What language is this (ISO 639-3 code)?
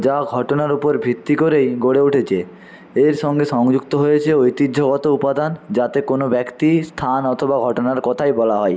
ben